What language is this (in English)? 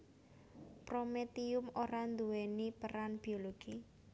Javanese